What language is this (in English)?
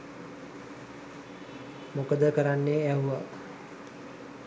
Sinhala